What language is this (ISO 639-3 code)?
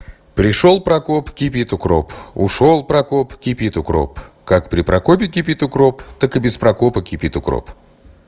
rus